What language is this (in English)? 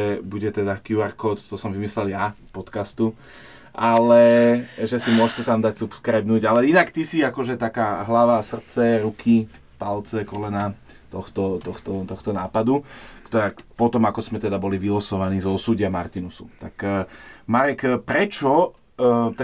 Slovak